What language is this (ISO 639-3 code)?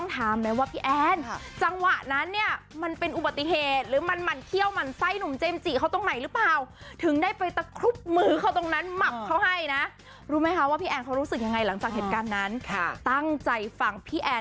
tha